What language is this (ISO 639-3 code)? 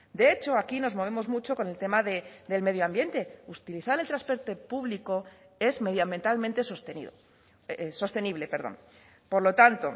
spa